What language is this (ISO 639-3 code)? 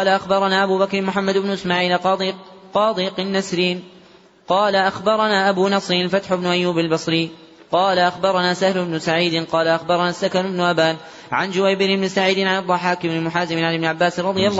ara